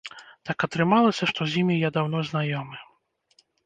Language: Belarusian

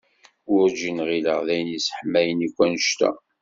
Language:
Kabyle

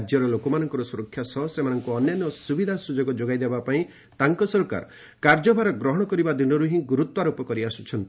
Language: Odia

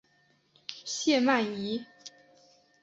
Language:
Chinese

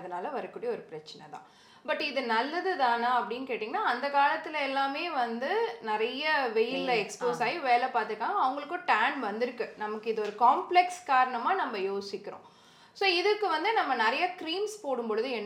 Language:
Tamil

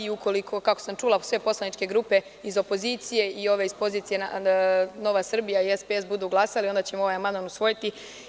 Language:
Serbian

